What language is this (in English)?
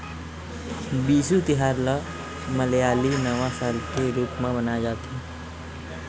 Chhattisgarhi